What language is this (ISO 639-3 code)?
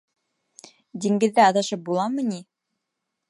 bak